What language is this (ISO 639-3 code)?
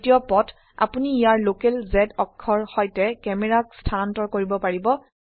asm